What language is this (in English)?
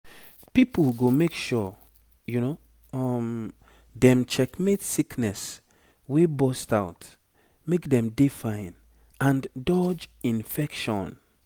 Nigerian Pidgin